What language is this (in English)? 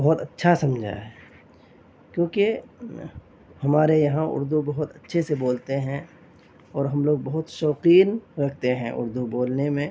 Urdu